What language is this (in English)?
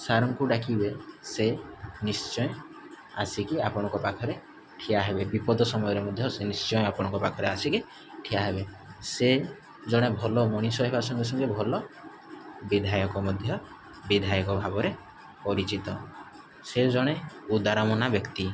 Odia